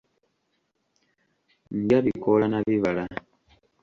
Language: Ganda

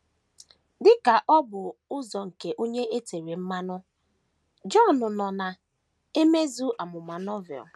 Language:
Igbo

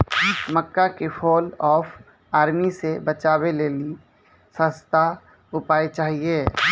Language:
Maithili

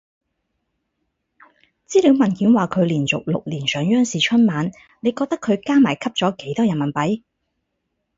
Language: Cantonese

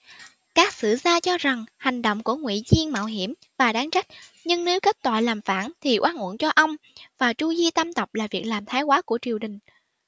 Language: Vietnamese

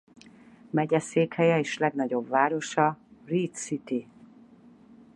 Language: Hungarian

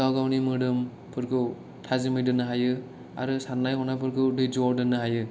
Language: Bodo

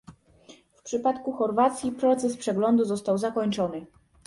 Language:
Polish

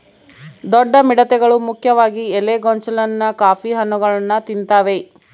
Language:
Kannada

